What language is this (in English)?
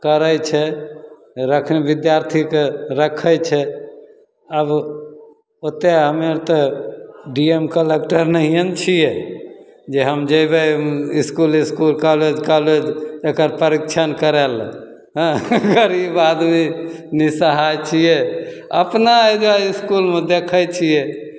Maithili